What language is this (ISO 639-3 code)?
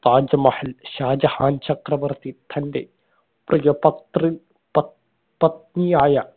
mal